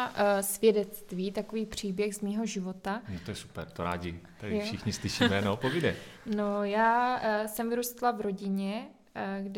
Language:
Czech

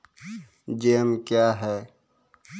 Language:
Maithili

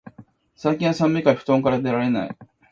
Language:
Japanese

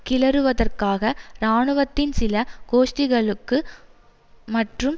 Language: Tamil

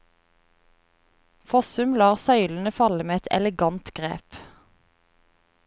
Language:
Norwegian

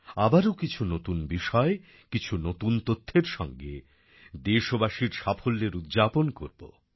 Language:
Bangla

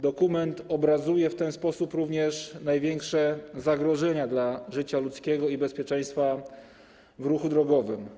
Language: Polish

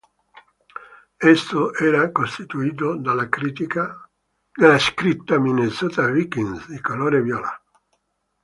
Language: Italian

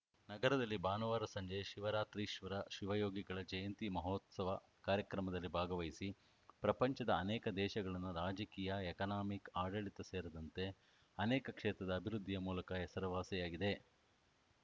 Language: Kannada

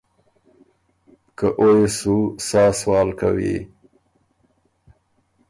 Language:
Ormuri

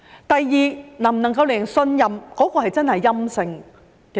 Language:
Cantonese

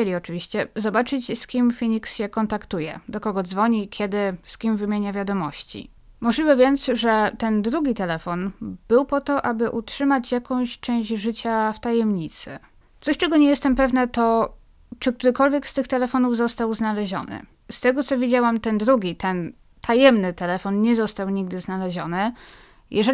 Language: Polish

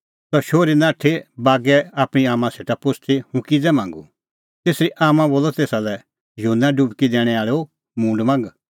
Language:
Kullu Pahari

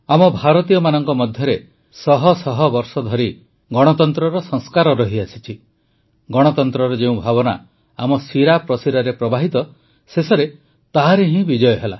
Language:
Odia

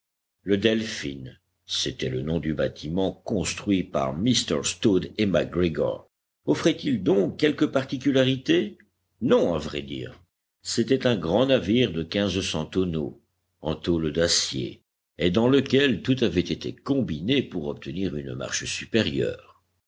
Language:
French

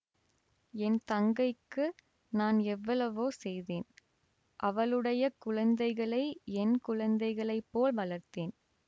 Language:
Tamil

